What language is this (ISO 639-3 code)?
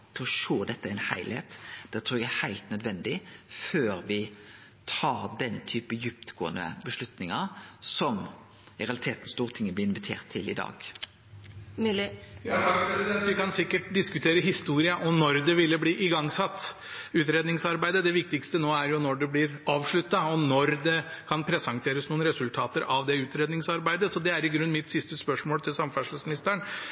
nor